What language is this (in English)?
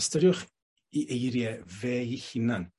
Welsh